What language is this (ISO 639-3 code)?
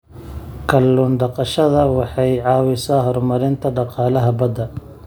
som